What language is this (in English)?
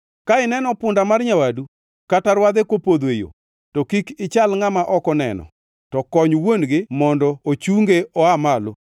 Luo (Kenya and Tanzania)